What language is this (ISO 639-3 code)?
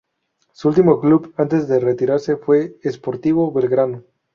spa